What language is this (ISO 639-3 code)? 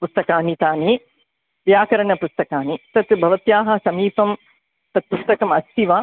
san